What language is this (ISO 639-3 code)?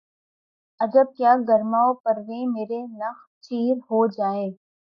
urd